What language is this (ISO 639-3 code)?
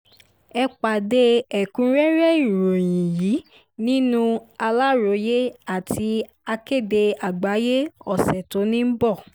yor